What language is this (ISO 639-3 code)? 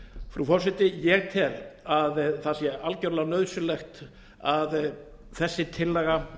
isl